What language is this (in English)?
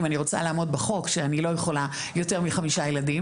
Hebrew